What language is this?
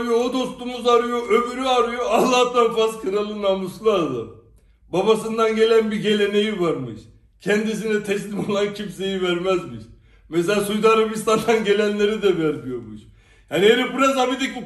Turkish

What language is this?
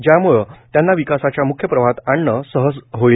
Marathi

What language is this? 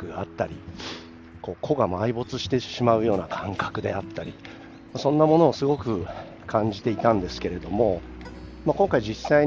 Japanese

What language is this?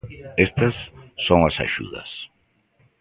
Galician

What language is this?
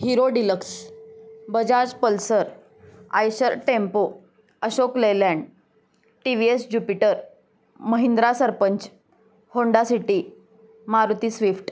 Marathi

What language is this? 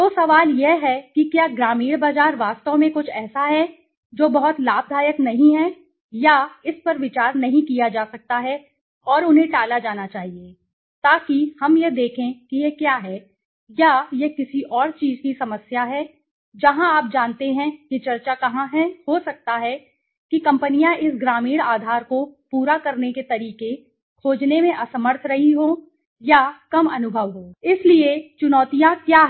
Hindi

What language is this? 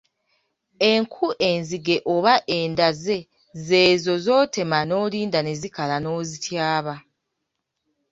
Ganda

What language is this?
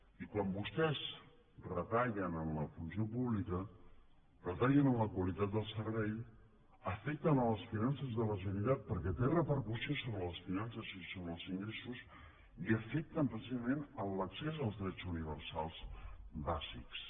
Catalan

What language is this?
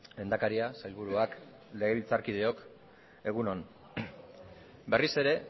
Basque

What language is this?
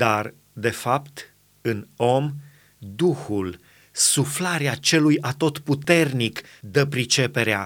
Romanian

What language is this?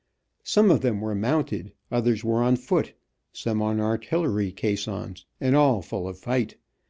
English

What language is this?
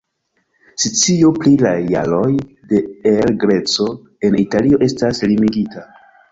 Esperanto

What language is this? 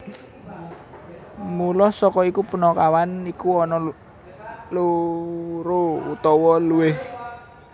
Javanese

